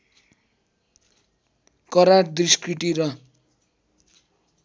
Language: Nepali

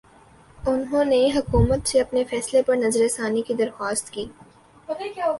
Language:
Urdu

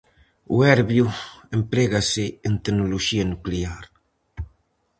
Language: Galician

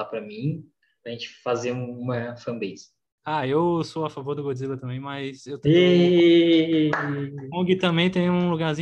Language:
Portuguese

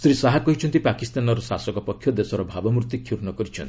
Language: Odia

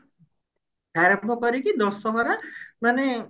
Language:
Odia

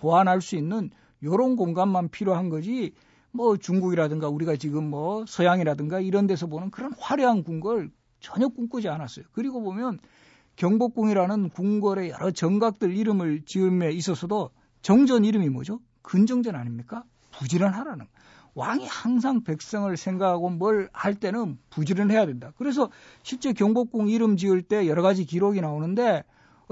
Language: Korean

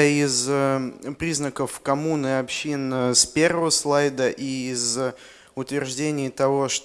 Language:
Russian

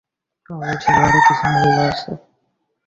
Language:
Bangla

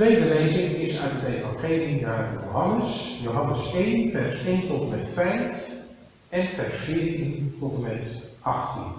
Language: Dutch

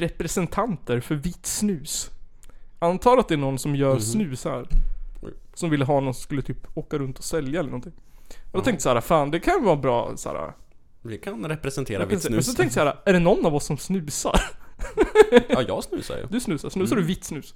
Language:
Swedish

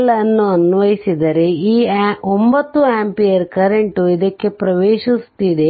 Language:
Kannada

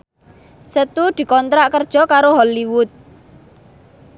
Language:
Javanese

